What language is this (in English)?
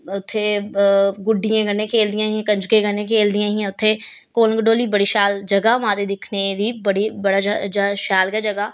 Dogri